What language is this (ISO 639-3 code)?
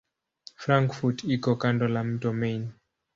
swa